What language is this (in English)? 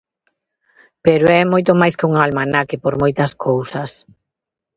Galician